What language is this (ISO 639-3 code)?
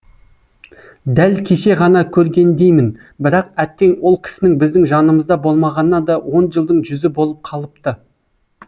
kaz